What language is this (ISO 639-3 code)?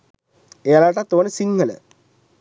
sin